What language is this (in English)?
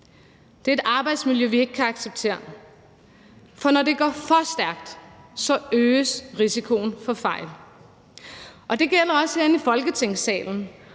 Danish